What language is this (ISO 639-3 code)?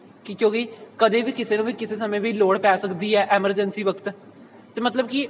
pan